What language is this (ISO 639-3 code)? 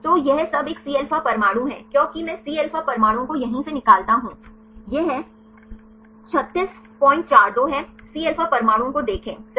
hin